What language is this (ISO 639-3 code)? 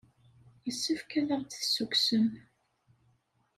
kab